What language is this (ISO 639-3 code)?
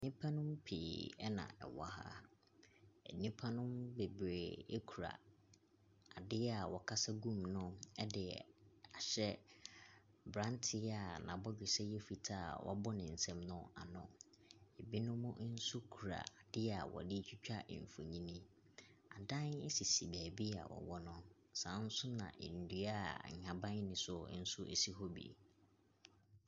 aka